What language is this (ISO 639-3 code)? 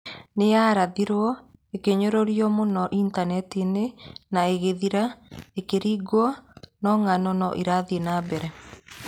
kik